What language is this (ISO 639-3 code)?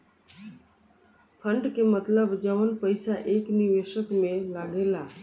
bho